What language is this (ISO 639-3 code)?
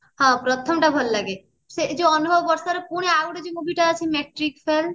ori